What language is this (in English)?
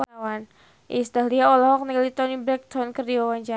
Sundanese